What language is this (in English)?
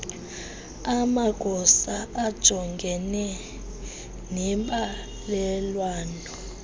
Xhosa